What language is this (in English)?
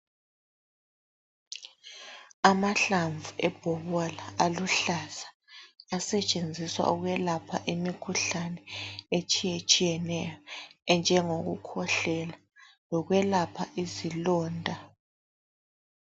North Ndebele